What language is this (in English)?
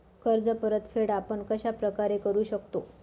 Marathi